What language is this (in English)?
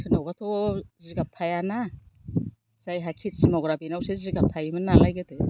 Bodo